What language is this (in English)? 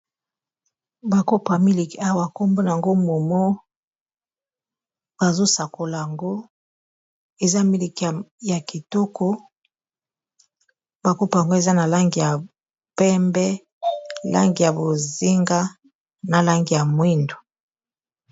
Lingala